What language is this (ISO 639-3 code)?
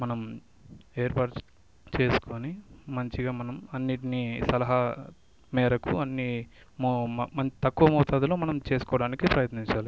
tel